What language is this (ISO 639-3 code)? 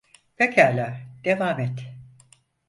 tur